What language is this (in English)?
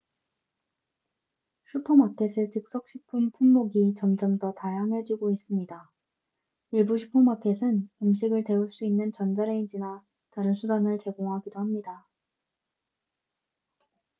Korean